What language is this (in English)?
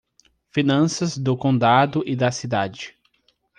Portuguese